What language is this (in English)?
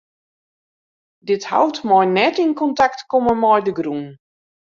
Western Frisian